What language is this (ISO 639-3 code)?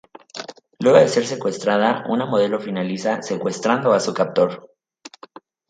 spa